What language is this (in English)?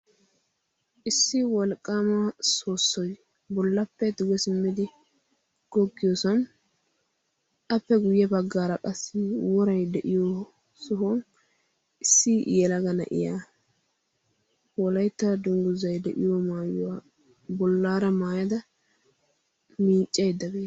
Wolaytta